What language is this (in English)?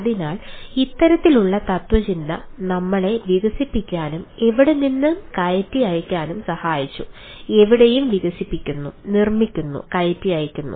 Malayalam